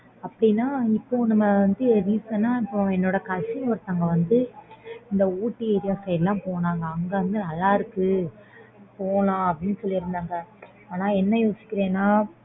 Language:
Tamil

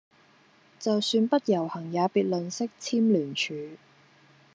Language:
Cantonese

